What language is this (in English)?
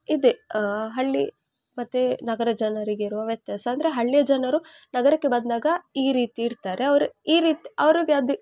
Kannada